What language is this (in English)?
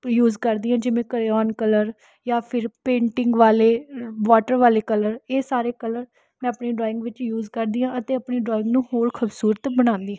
Punjabi